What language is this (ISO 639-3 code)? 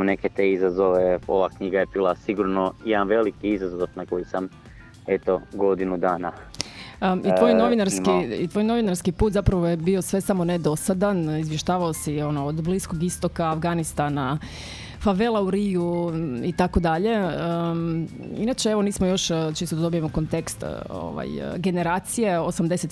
hrv